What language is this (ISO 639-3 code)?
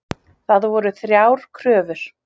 isl